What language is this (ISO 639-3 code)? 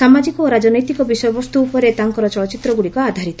ori